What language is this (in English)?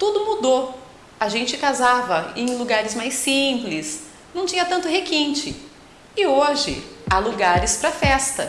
Portuguese